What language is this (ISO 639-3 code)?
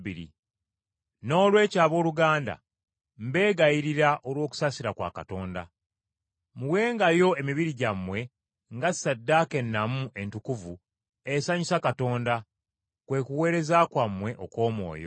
lug